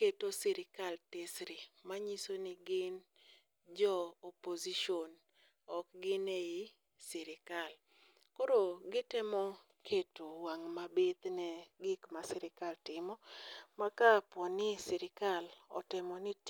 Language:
Luo (Kenya and Tanzania)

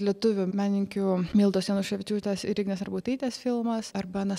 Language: Lithuanian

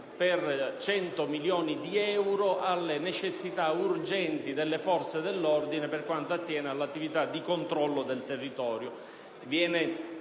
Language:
Italian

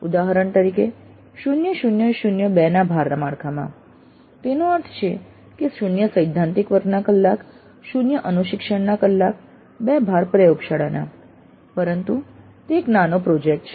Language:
Gujarati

